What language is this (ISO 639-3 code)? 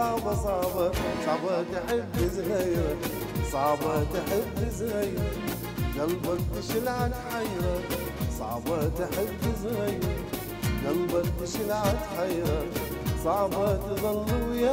ara